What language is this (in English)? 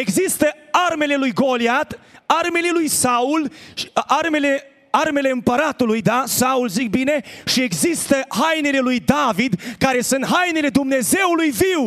Romanian